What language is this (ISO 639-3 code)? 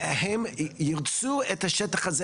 heb